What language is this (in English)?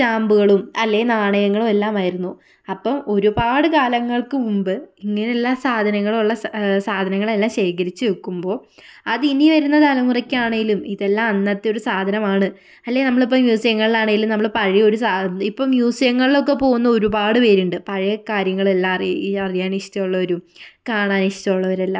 Malayalam